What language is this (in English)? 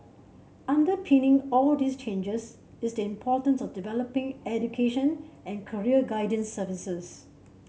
English